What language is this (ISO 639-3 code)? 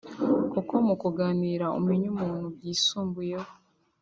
kin